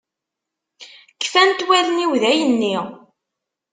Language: Kabyle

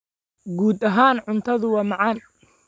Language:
Somali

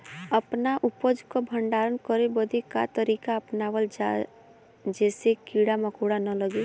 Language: Bhojpuri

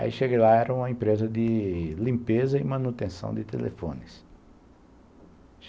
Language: Portuguese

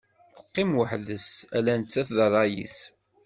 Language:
Kabyle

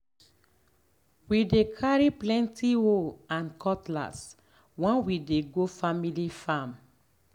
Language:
Nigerian Pidgin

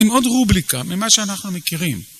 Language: Hebrew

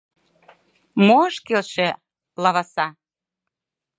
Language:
Mari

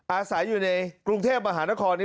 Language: Thai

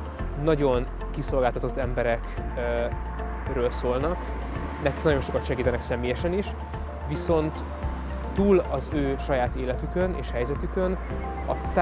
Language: Hungarian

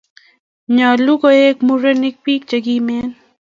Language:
Kalenjin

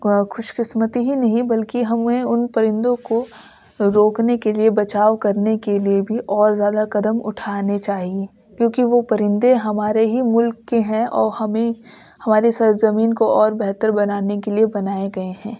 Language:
Urdu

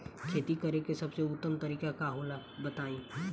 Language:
Bhojpuri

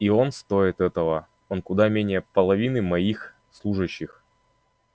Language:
Russian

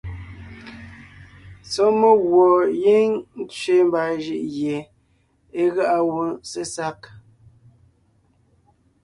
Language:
Ngiemboon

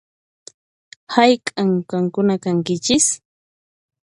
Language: Puno Quechua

